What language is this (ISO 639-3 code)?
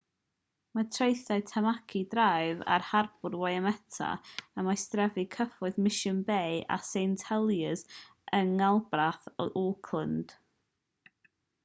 cym